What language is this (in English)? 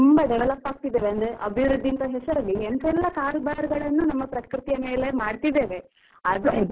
Kannada